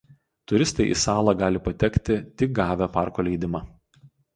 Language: Lithuanian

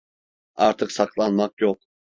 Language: Turkish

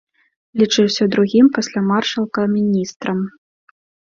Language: Belarusian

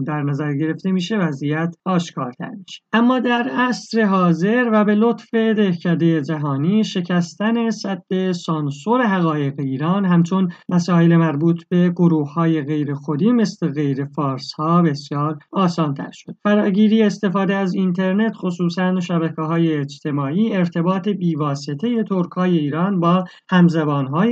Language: Persian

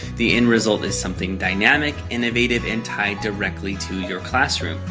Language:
English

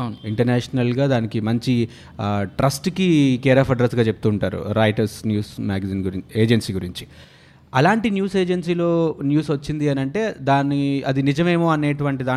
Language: Telugu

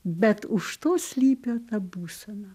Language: Lithuanian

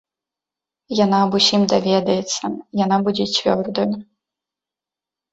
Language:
Belarusian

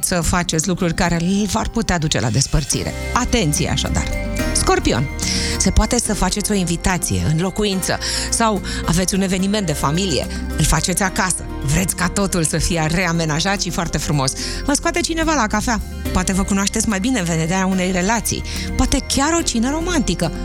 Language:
Romanian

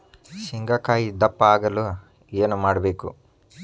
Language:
Kannada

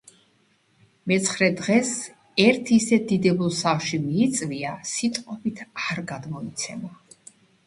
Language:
Georgian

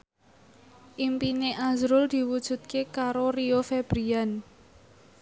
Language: Javanese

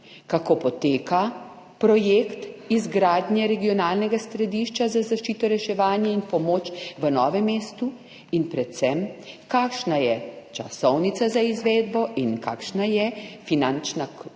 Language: Slovenian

